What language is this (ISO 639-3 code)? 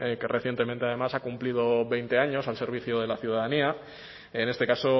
spa